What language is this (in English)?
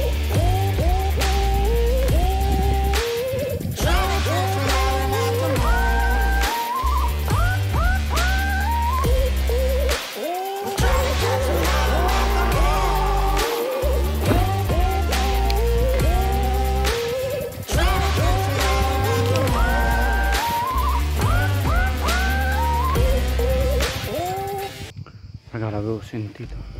Italian